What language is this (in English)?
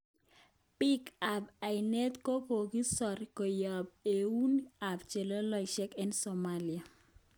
Kalenjin